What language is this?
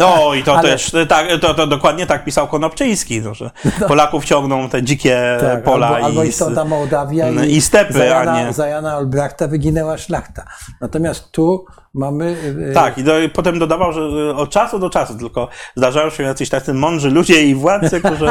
Polish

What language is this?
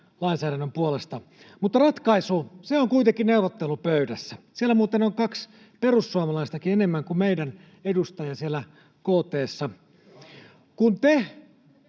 Finnish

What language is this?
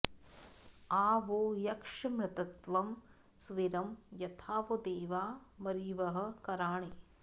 Sanskrit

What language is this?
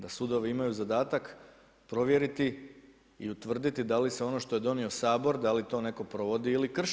Croatian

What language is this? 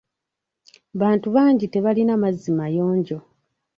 Ganda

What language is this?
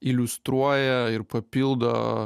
Lithuanian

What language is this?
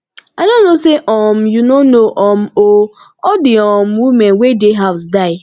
Nigerian Pidgin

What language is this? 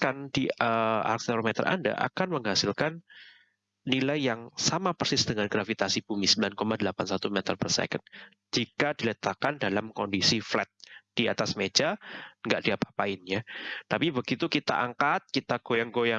Indonesian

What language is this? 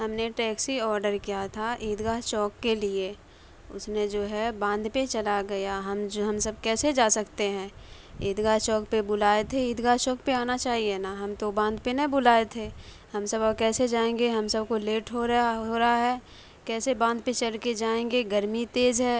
Urdu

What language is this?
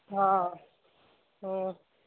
Sindhi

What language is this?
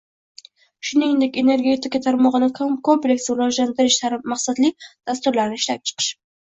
Uzbek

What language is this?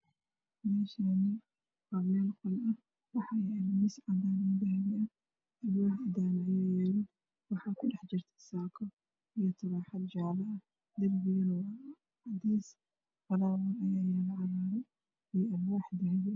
Somali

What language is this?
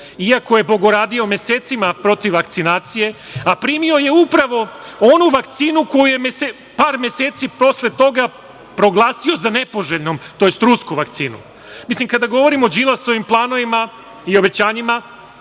Serbian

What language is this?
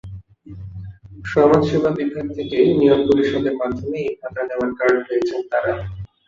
Bangla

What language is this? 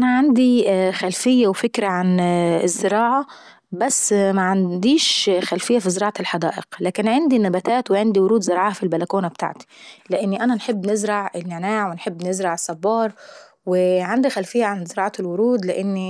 Saidi Arabic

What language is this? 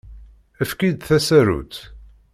Kabyle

